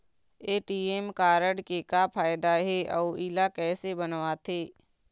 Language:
Chhattisgarhi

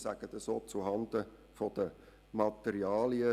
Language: Swiss German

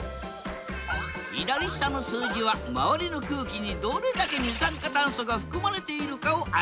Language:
Japanese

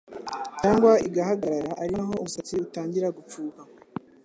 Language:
Kinyarwanda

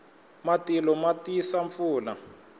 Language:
Tsonga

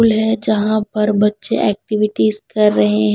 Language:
Hindi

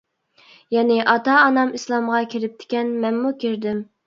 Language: Uyghur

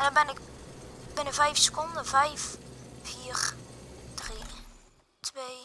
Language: Dutch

